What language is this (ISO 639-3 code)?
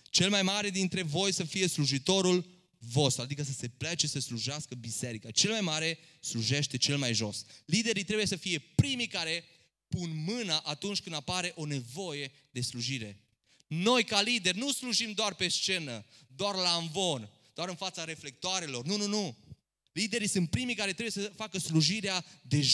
ron